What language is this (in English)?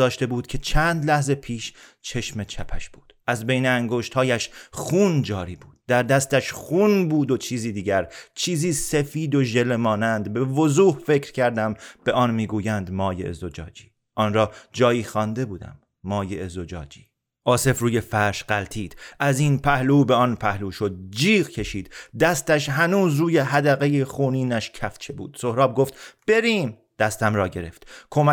Persian